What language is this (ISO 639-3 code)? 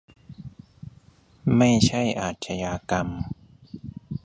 tha